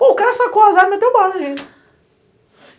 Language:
Portuguese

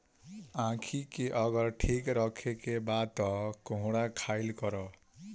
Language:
Bhojpuri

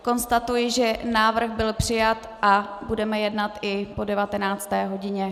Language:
Czech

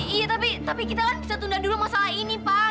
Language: Indonesian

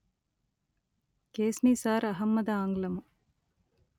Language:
Telugu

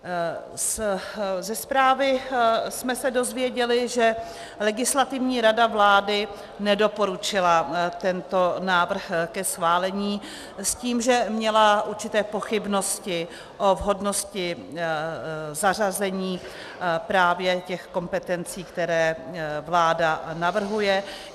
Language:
Czech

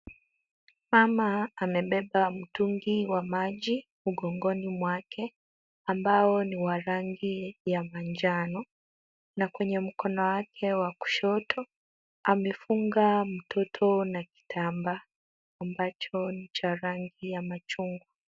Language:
Swahili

